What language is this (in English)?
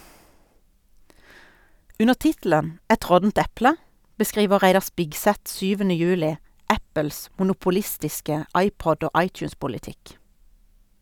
Norwegian